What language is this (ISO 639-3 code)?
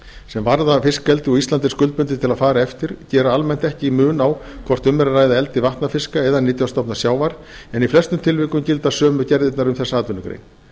isl